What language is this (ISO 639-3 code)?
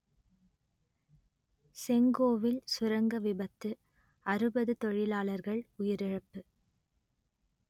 tam